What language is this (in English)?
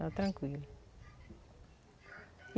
Portuguese